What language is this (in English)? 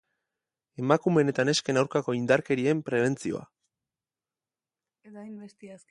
Basque